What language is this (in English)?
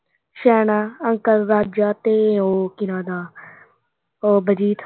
Punjabi